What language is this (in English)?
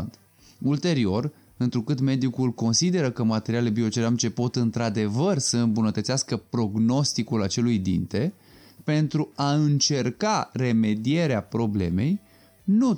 Romanian